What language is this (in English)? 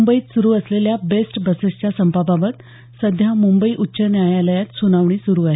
Marathi